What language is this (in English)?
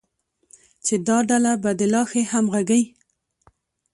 Pashto